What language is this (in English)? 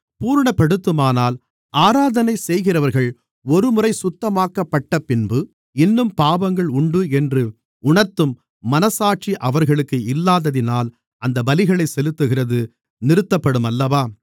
Tamil